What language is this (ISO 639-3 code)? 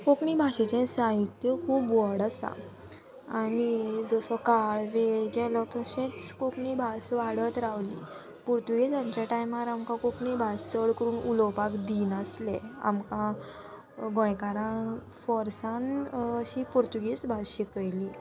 kok